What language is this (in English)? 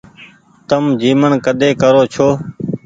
Goaria